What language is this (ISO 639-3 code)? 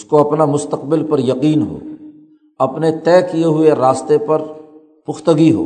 urd